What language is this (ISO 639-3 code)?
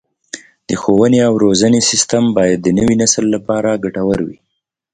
pus